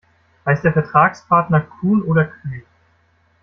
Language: German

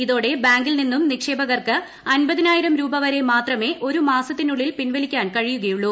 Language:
Malayalam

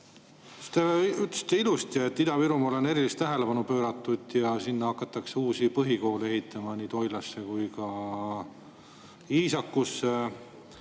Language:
Estonian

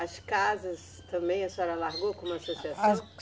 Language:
Portuguese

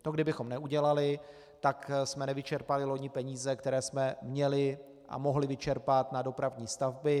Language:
Czech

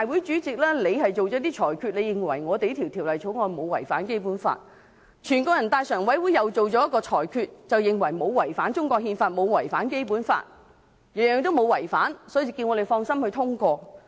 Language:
Cantonese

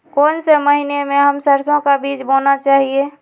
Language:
Magahi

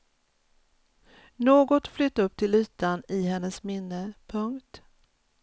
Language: Swedish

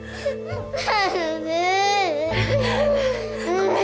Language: Japanese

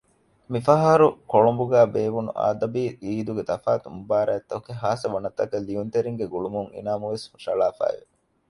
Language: Divehi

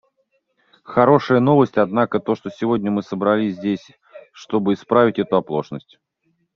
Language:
Russian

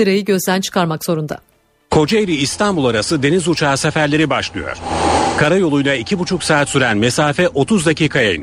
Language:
Turkish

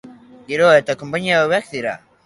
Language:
Basque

